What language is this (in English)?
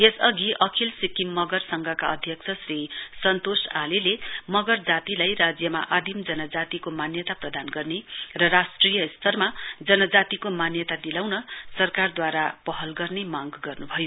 Nepali